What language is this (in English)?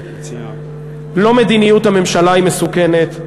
Hebrew